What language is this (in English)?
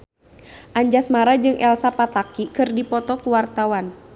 Sundanese